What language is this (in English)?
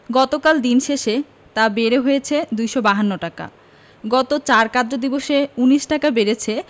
Bangla